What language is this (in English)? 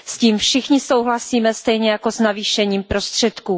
Czech